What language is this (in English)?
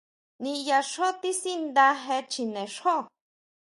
Huautla Mazatec